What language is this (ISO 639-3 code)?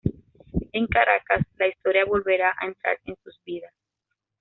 spa